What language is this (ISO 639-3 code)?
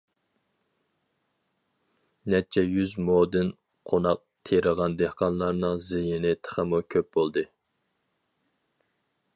uig